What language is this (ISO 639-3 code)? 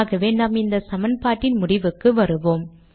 tam